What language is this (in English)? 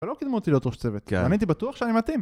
Hebrew